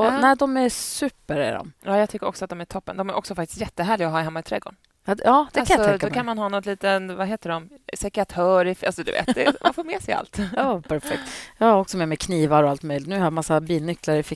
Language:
Swedish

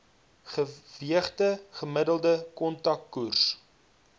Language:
Afrikaans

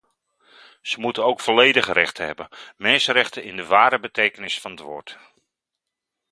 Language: Dutch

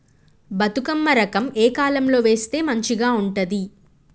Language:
Telugu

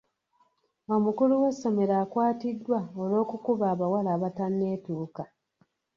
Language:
Ganda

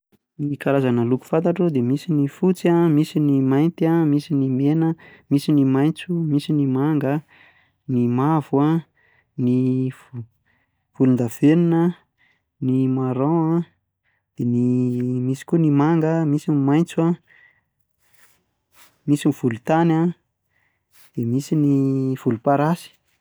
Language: Malagasy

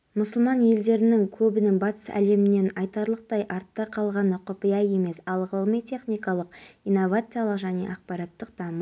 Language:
Kazakh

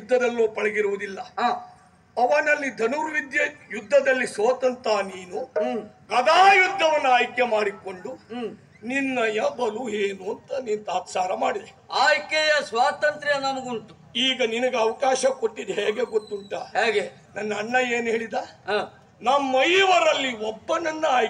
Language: Arabic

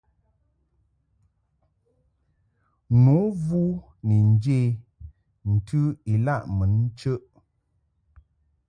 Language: Mungaka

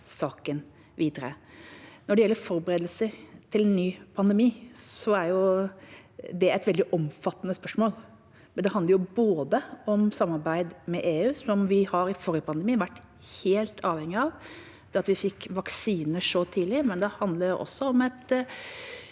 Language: Norwegian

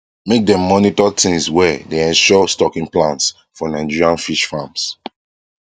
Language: Nigerian Pidgin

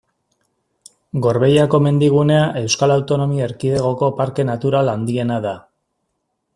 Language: Basque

